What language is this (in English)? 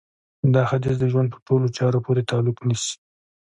Pashto